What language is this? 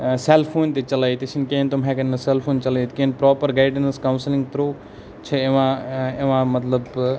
Kashmiri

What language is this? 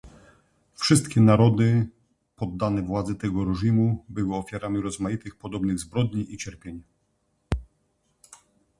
Polish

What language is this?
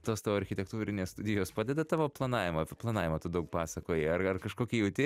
Lithuanian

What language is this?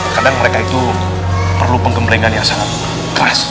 Indonesian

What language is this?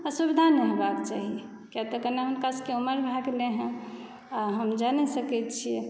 Maithili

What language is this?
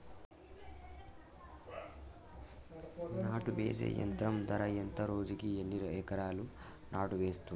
Telugu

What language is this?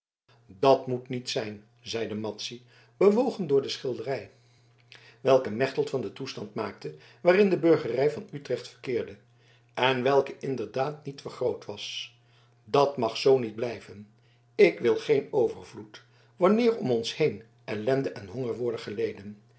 Dutch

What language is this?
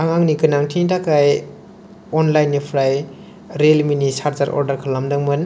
Bodo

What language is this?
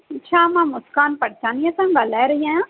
Sindhi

